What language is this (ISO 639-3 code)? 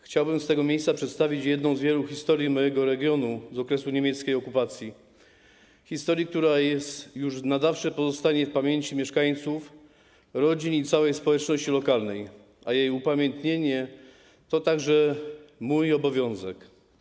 pol